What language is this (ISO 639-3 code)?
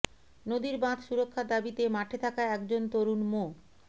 ben